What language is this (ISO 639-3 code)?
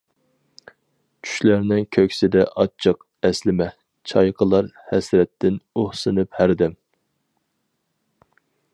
uig